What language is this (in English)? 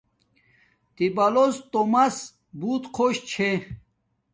Domaaki